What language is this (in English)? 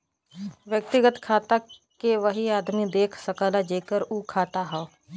Bhojpuri